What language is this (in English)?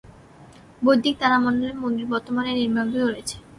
Bangla